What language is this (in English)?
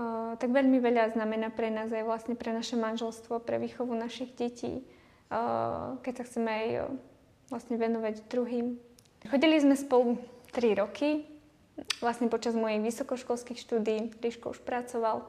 Slovak